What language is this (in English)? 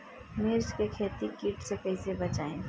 Bhojpuri